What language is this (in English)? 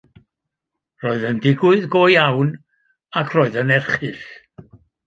Welsh